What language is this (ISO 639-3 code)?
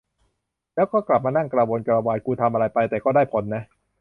tha